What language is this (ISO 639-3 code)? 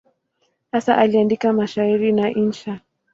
swa